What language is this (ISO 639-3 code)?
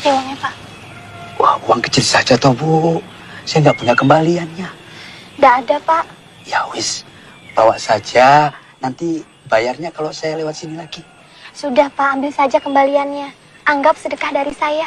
ind